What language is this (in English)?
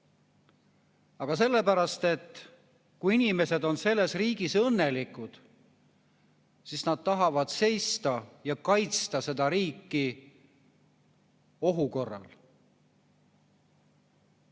Estonian